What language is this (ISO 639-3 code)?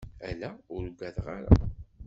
kab